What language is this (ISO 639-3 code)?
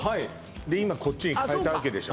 jpn